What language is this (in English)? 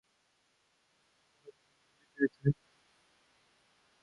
Persian